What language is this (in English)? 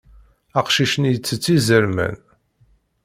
Kabyle